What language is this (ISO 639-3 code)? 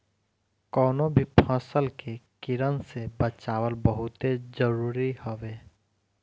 bho